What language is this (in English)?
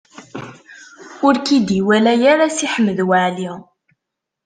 Kabyle